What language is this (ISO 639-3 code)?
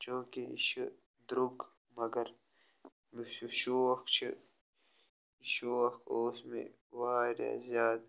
kas